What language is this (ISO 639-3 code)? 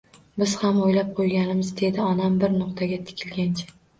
uzb